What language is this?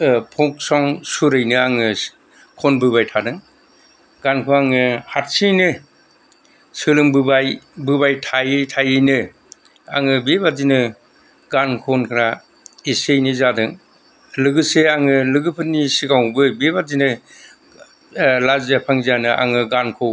Bodo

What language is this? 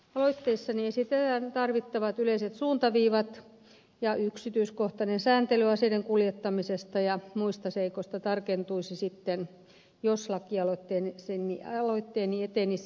Finnish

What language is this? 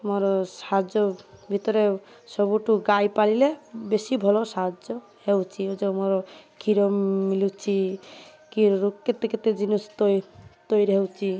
Odia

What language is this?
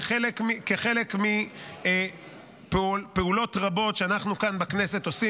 Hebrew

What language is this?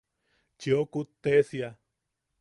Yaqui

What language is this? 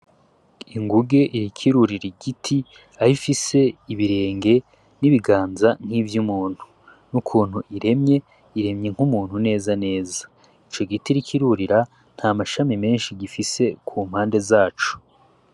Rundi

